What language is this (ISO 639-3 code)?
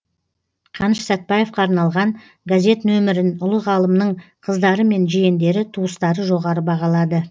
kaz